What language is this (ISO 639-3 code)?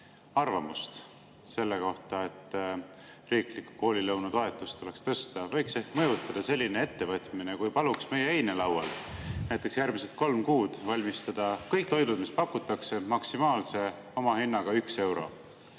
est